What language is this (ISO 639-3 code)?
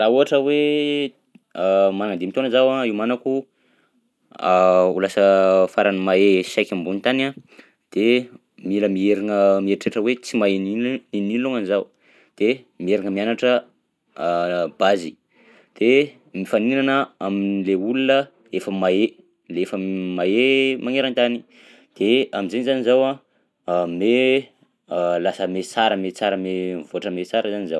bzc